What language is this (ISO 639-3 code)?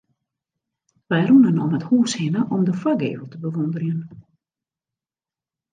fry